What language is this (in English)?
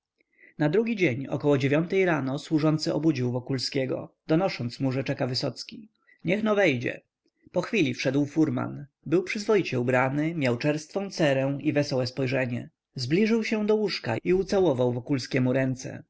Polish